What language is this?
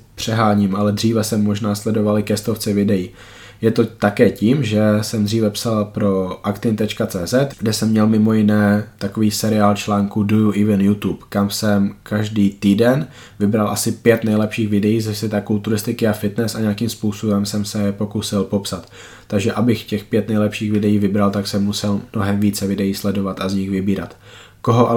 Czech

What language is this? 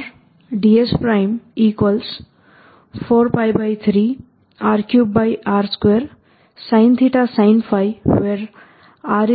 Gujarati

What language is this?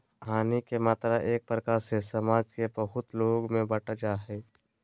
Magahi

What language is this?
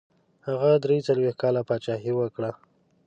Pashto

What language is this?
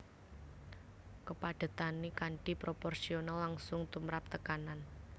Javanese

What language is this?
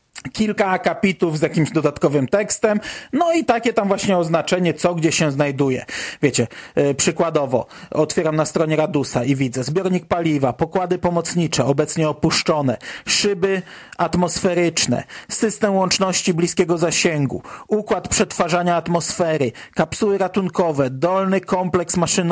Polish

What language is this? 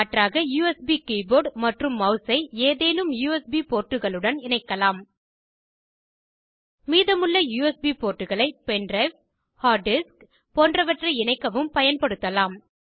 Tamil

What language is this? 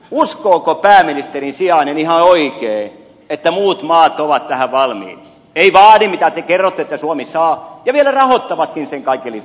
Finnish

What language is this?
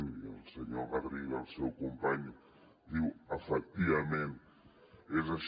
Catalan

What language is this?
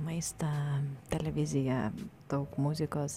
Lithuanian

